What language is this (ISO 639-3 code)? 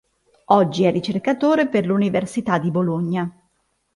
ita